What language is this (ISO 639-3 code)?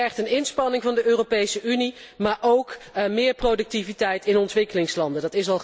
nld